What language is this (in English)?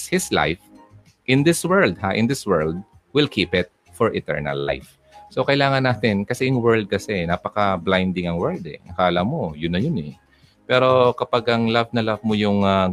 Filipino